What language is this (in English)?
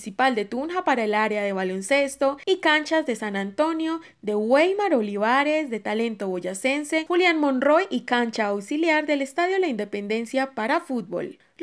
Spanish